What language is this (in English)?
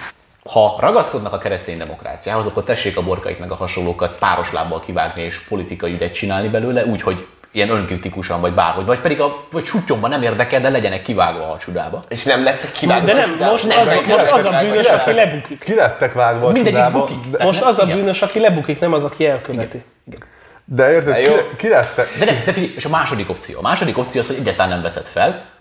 Hungarian